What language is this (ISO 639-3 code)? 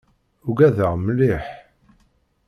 kab